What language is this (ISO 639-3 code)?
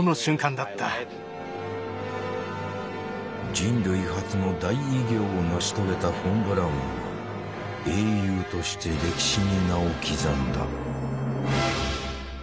jpn